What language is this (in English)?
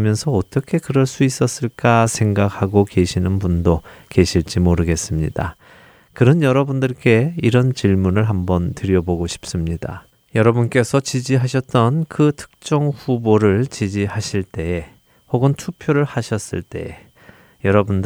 Korean